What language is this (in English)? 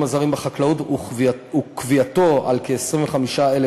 Hebrew